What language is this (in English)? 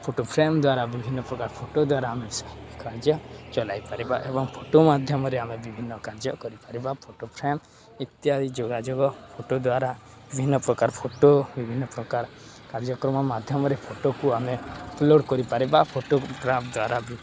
Odia